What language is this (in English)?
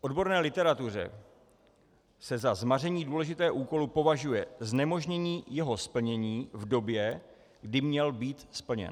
Czech